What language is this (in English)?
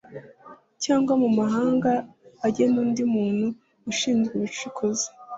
Kinyarwanda